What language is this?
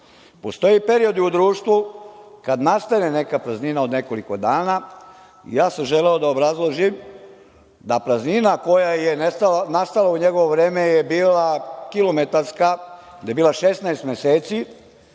Serbian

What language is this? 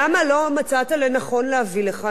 Hebrew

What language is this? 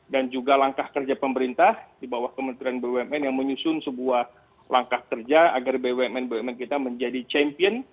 Indonesian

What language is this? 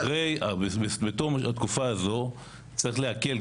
Hebrew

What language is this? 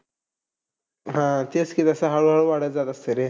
Marathi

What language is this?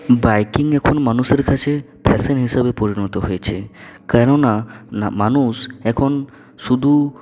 Bangla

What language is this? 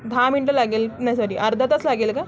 Marathi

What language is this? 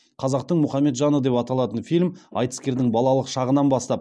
Kazakh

